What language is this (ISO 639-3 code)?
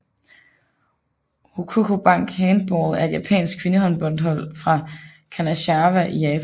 dan